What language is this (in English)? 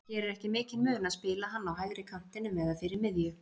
Icelandic